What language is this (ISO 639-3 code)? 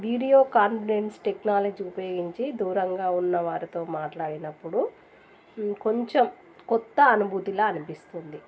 tel